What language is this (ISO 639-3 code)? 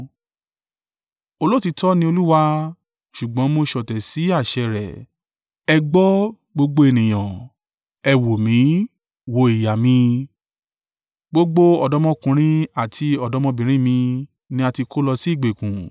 yor